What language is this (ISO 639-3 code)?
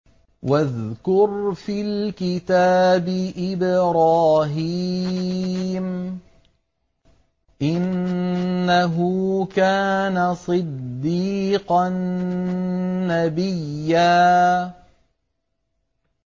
ara